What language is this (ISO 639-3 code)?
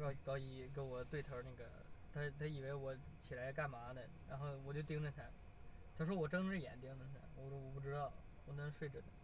zho